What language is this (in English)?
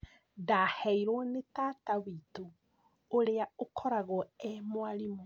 Kikuyu